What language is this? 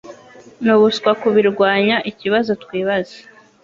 Kinyarwanda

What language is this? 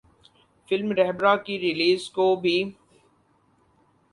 Urdu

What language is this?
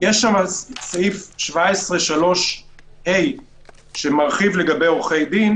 Hebrew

